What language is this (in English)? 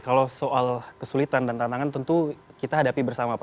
Indonesian